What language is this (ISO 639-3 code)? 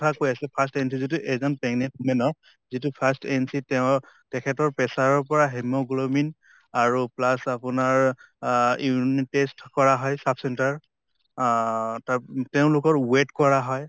asm